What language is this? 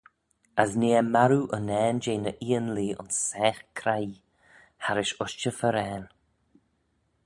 Manx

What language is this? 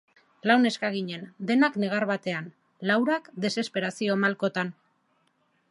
Basque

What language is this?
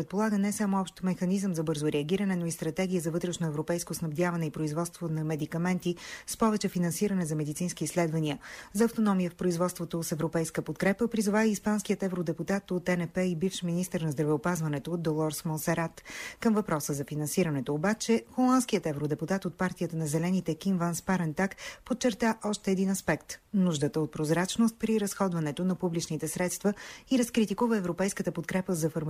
Bulgarian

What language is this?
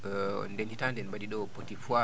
Fula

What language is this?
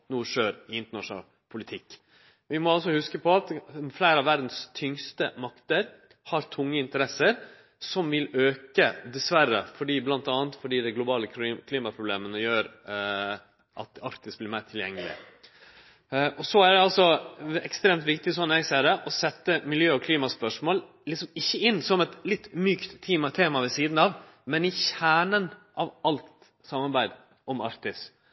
Norwegian Nynorsk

